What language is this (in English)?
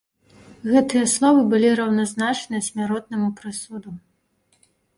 Belarusian